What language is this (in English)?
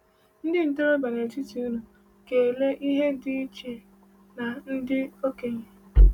Igbo